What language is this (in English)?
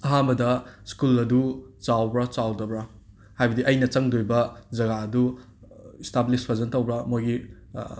Manipuri